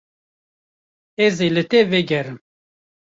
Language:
Kurdish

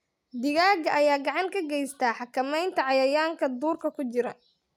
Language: Somali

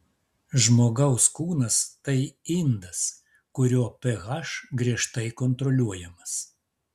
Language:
Lithuanian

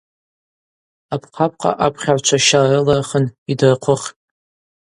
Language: Abaza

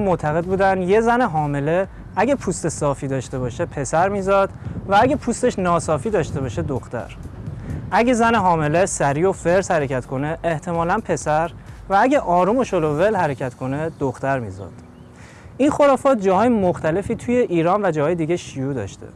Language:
Persian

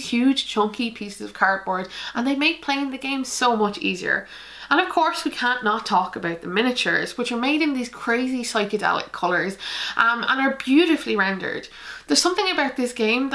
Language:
English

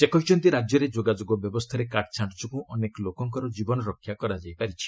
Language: Odia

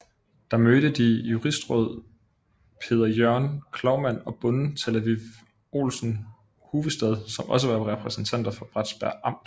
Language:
Danish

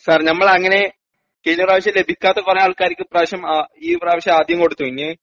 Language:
Malayalam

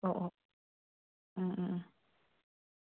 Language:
Manipuri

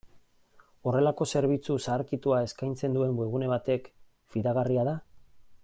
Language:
Basque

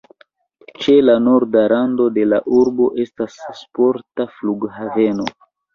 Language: Esperanto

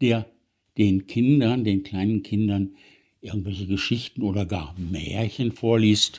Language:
German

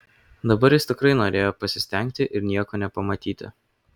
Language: Lithuanian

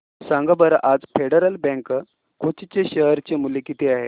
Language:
Marathi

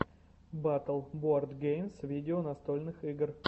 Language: Russian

